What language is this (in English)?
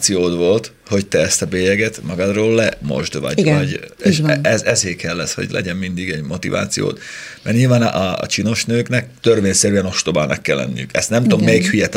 Hungarian